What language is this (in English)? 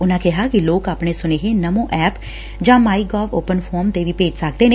Punjabi